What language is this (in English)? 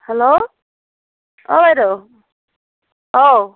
Assamese